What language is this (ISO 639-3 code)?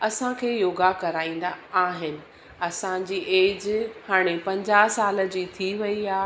snd